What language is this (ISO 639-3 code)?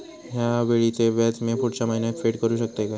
mar